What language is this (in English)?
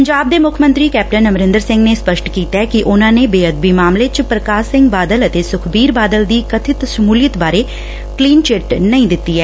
Punjabi